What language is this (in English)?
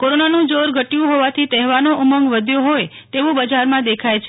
Gujarati